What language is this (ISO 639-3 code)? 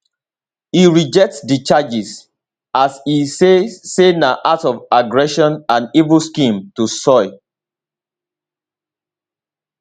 pcm